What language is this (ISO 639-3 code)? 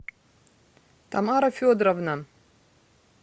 rus